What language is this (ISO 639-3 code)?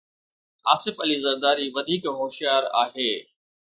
snd